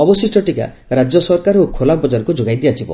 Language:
Odia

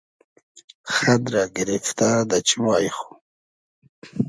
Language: Hazaragi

